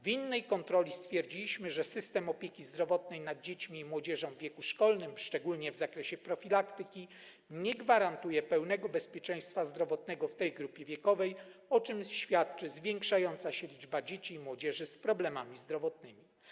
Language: Polish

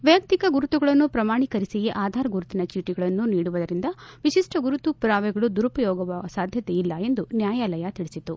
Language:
Kannada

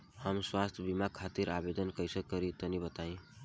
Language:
Bhojpuri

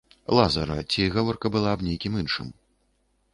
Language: Belarusian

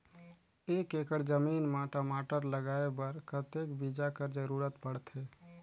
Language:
Chhattisgarhi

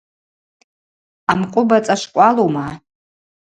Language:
Abaza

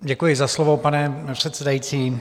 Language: Czech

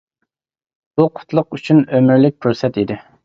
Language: Uyghur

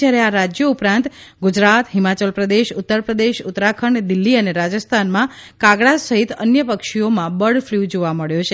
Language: Gujarati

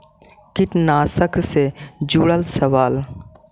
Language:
Magahi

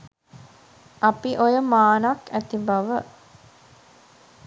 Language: Sinhala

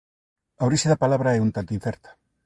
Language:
Galician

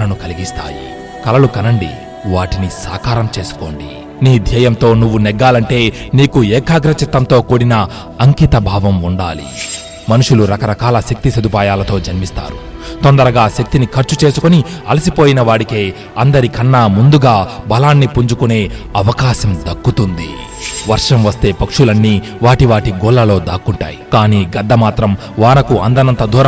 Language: Telugu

